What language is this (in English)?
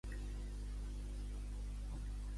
Catalan